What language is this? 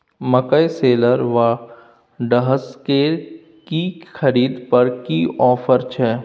Maithili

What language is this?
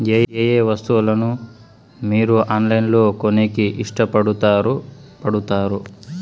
Telugu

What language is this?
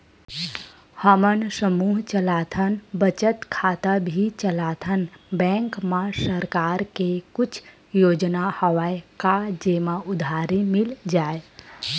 Chhattisgarhi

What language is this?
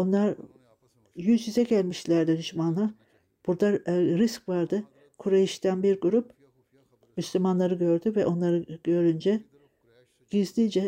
Turkish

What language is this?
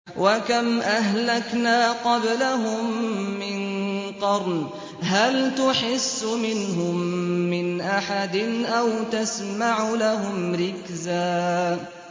Arabic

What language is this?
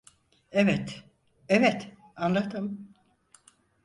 Turkish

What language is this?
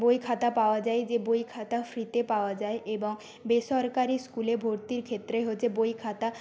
Bangla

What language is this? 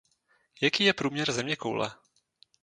Czech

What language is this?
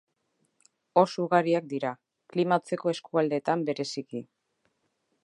Basque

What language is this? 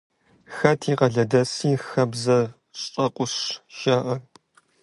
Kabardian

